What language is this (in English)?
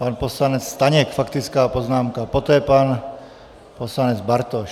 Czech